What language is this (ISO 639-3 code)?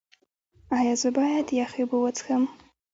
pus